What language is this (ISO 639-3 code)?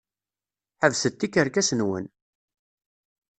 kab